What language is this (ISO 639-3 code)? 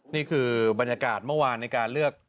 tha